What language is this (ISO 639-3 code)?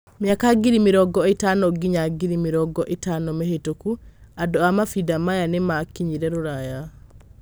kik